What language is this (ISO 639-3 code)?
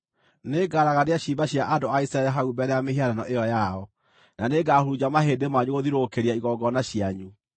kik